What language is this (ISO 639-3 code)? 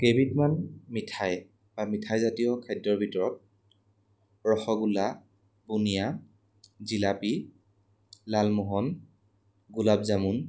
asm